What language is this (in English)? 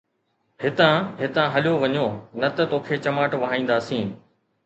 Sindhi